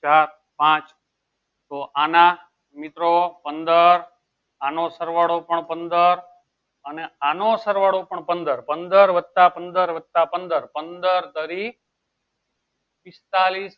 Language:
Gujarati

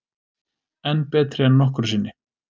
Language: Icelandic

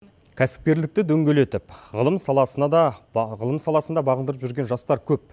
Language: Kazakh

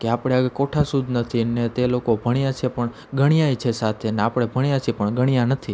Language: Gujarati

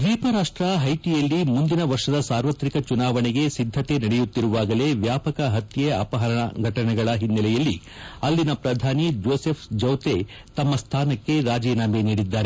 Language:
Kannada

